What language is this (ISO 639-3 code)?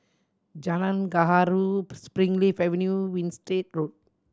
eng